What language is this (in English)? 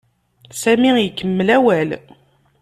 Kabyle